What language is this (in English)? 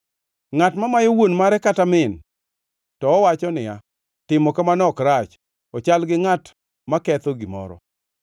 Luo (Kenya and Tanzania)